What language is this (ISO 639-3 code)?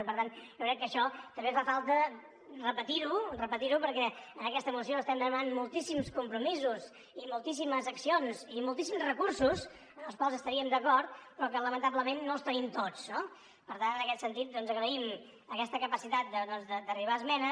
cat